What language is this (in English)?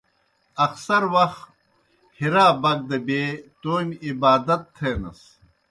Kohistani Shina